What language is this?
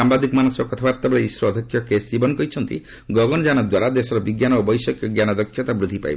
Odia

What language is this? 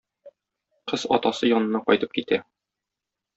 Tatar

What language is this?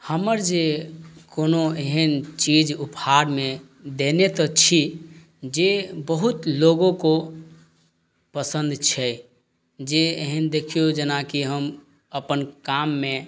Maithili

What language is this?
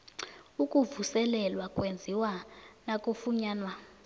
South Ndebele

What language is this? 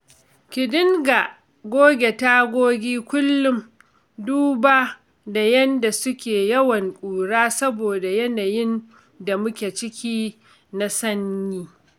Hausa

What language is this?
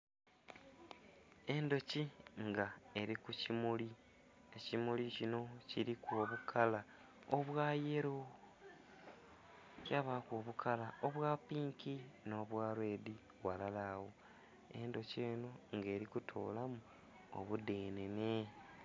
Soga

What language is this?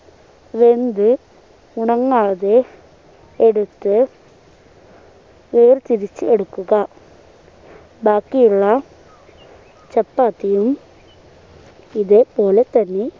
Malayalam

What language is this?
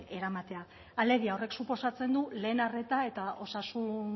Basque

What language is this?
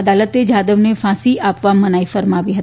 Gujarati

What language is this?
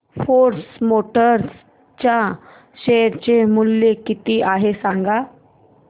Marathi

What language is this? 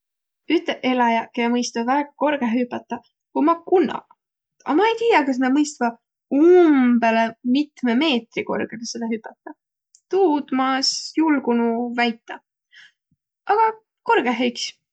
Võro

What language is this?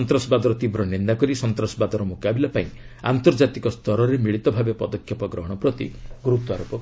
Odia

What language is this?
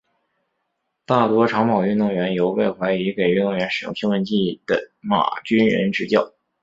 Chinese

